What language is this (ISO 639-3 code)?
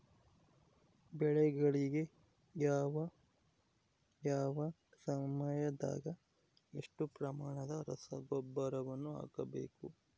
kan